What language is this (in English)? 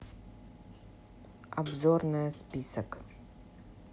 Russian